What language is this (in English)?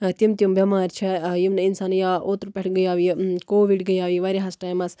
Kashmiri